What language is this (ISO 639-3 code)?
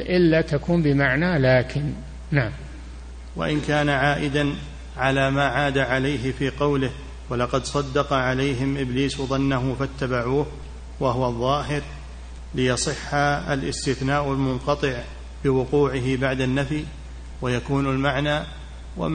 ara